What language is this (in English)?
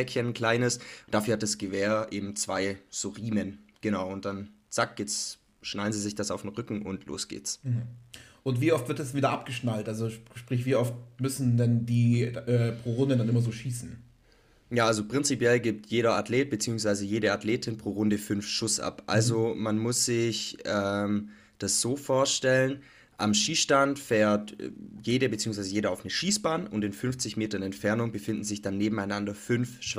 German